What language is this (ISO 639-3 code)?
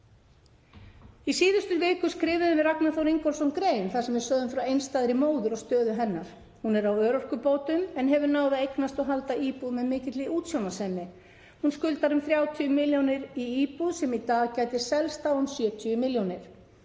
isl